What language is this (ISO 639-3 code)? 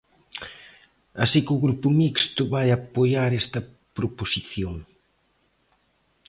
glg